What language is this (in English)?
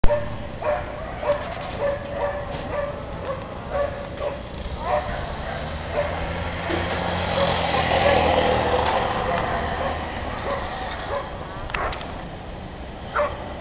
Dutch